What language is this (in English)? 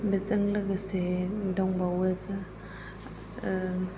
Bodo